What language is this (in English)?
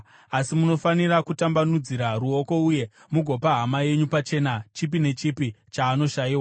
Shona